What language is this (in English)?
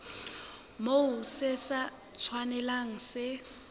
Southern Sotho